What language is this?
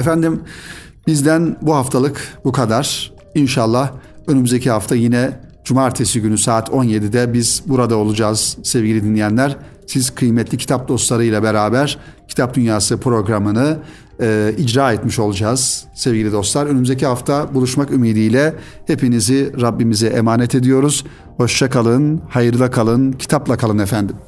Turkish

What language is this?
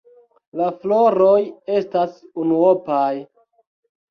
Esperanto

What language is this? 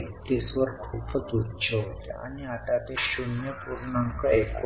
Marathi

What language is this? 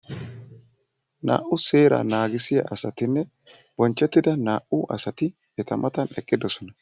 Wolaytta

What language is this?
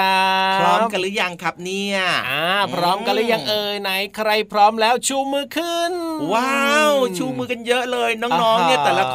Thai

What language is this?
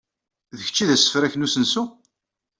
Kabyle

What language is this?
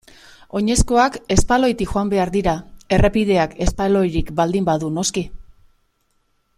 Basque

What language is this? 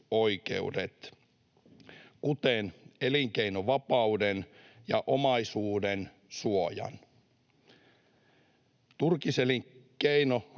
Finnish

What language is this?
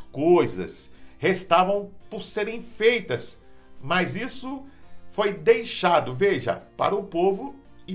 Portuguese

